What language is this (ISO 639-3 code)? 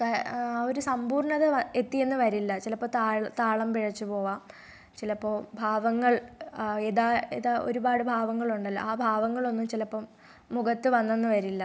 mal